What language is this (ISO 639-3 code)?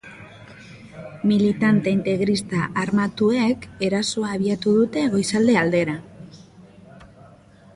eus